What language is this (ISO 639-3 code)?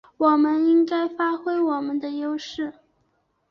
zho